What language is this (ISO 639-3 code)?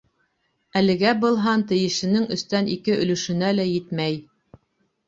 bak